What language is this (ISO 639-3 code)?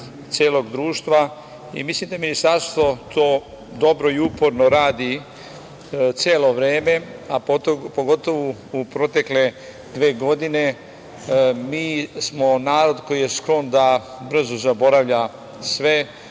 srp